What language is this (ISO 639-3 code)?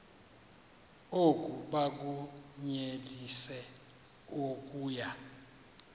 xho